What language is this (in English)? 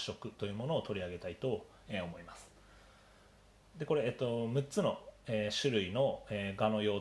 Japanese